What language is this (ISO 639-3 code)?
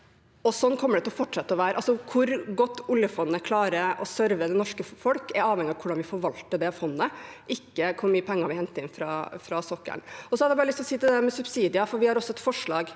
nor